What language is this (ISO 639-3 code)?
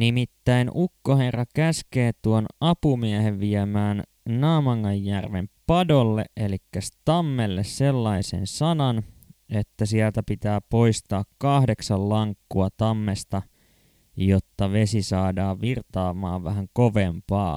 fin